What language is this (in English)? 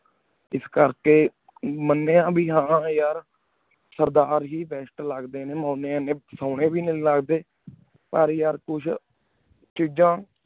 Punjabi